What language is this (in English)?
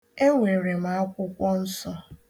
Igbo